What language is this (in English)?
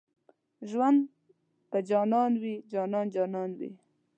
Pashto